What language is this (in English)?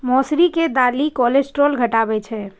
Maithili